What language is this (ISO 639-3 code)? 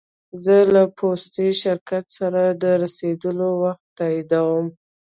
pus